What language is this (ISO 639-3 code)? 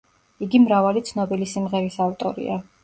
kat